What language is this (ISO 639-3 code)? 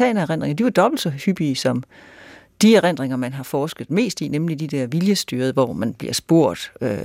dan